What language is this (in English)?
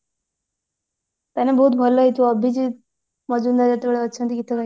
Odia